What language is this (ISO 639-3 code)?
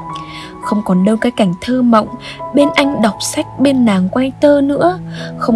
vie